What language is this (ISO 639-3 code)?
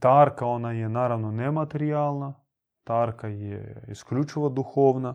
hrv